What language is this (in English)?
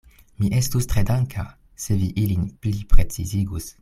Esperanto